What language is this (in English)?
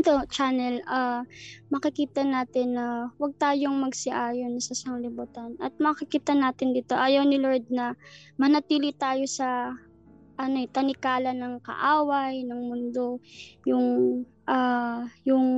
Filipino